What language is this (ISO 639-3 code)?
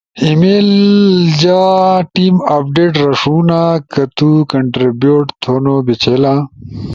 ush